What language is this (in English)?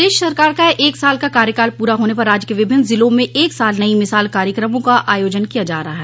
Hindi